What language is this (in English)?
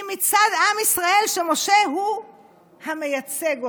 Hebrew